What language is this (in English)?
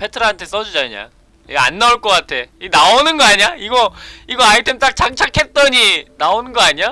Korean